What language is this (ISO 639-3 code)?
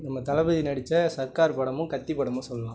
tam